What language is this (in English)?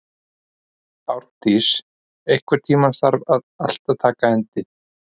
Icelandic